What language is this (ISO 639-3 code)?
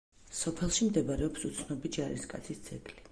kat